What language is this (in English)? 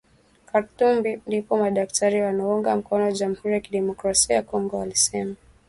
Swahili